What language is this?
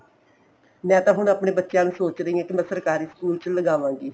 Punjabi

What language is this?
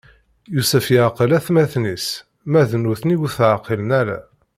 Kabyle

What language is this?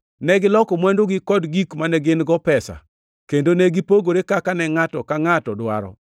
Luo (Kenya and Tanzania)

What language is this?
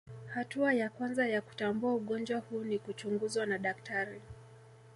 Swahili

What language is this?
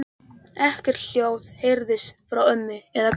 Icelandic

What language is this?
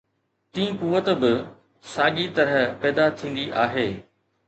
Sindhi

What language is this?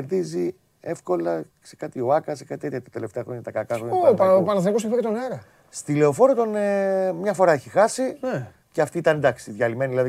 Greek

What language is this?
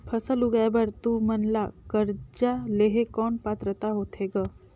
Chhattisgarhi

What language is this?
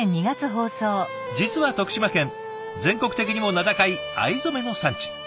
Japanese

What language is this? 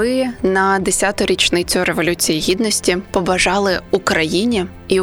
Ukrainian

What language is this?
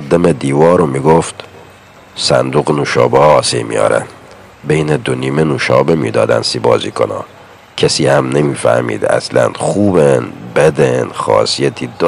Persian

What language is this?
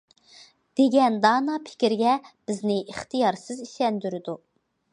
Uyghur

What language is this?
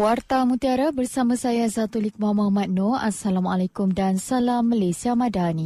Malay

